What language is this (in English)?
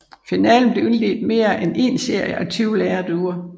Danish